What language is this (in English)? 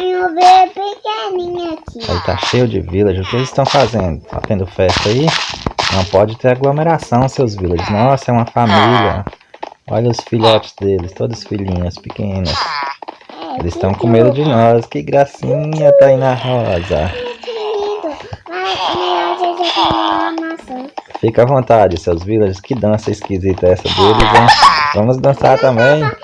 Portuguese